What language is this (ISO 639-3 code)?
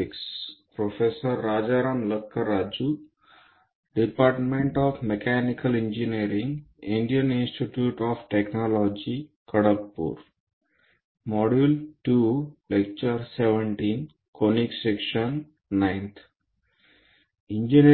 mar